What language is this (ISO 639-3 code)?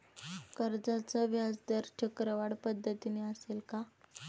mar